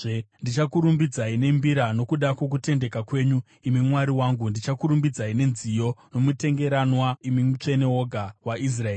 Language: Shona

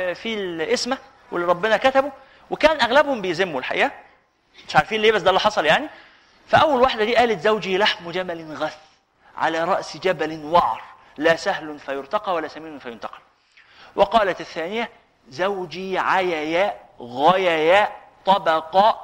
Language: Arabic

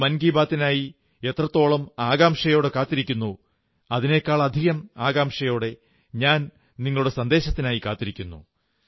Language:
Malayalam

